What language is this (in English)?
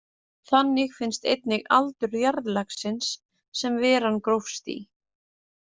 Icelandic